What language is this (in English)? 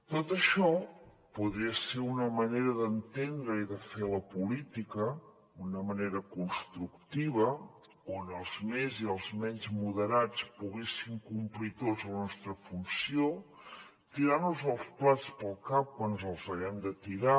Catalan